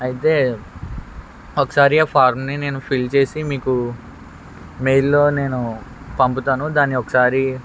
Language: Telugu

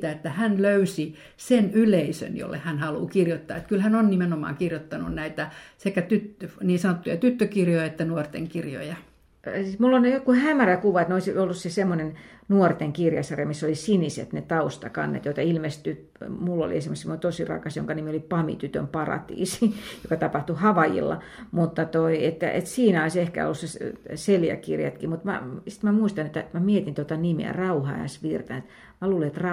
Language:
Finnish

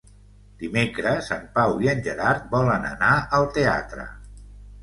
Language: Catalan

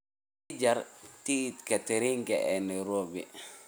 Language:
Somali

